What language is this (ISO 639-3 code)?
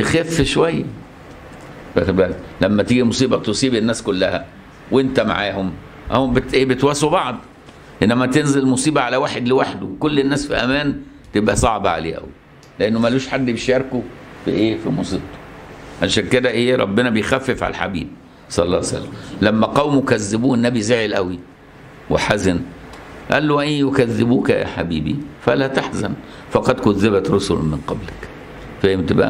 ara